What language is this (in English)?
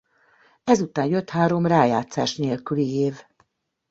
Hungarian